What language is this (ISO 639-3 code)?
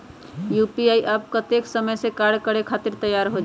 mag